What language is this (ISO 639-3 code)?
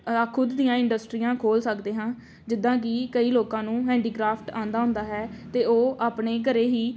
pan